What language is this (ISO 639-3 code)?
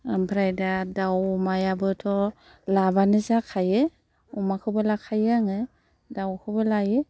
brx